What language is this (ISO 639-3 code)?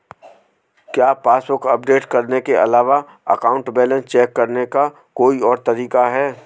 hin